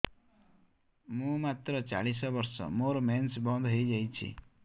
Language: Odia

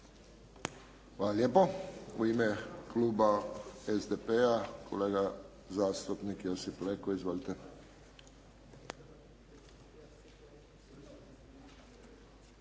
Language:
Croatian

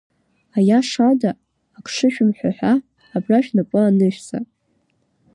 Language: Abkhazian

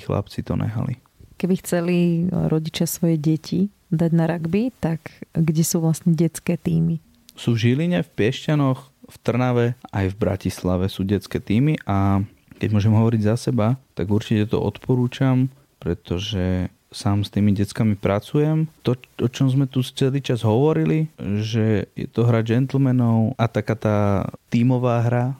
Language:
Slovak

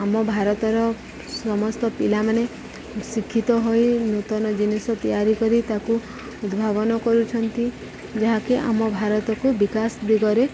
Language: Odia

